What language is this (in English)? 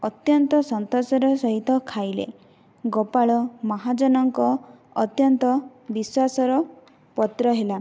Odia